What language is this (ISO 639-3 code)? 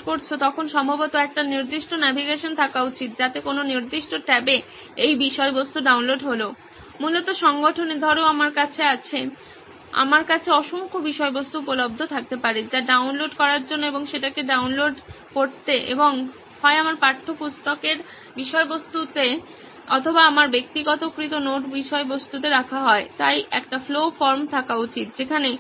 ben